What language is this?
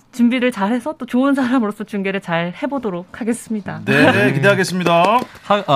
Korean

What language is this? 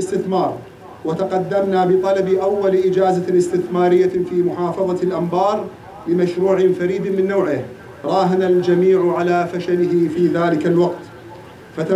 Arabic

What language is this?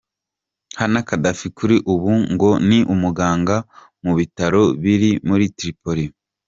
Kinyarwanda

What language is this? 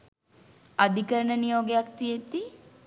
Sinhala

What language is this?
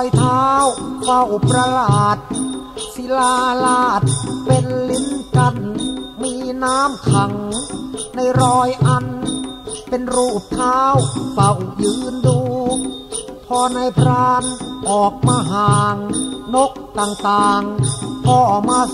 Thai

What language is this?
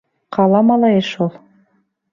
Bashkir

